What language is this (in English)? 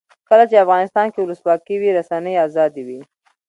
Pashto